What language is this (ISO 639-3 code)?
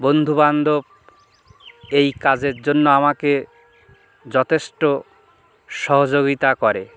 ben